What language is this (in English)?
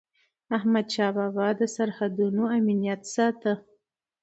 Pashto